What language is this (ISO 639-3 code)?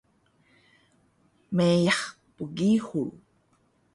trv